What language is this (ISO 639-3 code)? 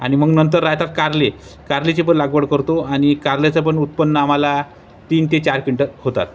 mar